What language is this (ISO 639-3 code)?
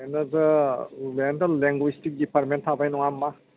brx